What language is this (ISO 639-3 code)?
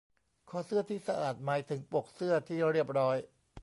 tha